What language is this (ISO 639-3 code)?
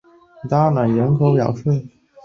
zho